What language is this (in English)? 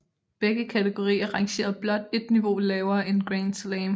Danish